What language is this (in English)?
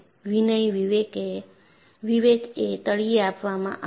Gujarati